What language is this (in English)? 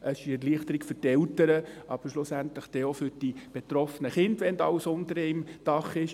Swiss German